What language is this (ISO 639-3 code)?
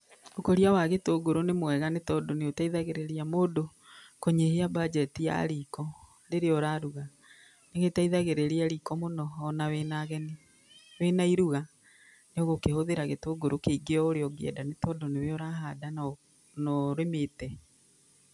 kik